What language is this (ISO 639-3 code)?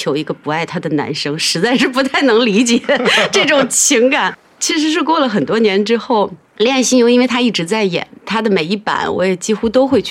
zho